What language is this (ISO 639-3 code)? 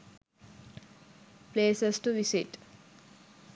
sin